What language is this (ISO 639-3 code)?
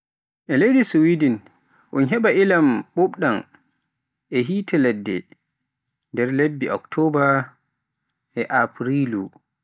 fuf